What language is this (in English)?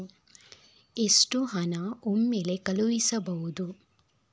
Kannada